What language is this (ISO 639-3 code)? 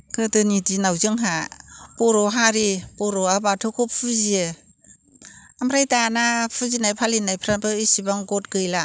brx